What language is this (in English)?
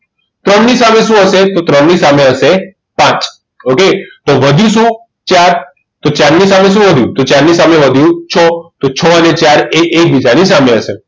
Gujarati